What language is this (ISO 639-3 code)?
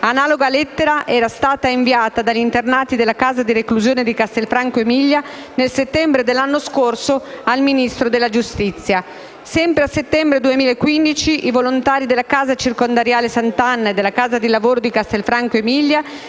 ita